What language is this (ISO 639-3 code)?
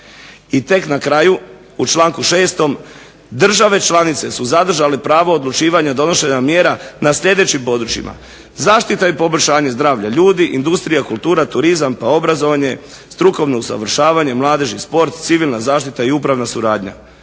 hrv